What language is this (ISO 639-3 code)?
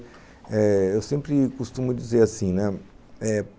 por